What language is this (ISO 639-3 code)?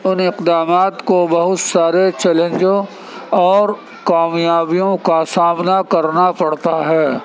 urd